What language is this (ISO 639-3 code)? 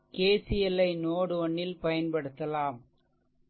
tam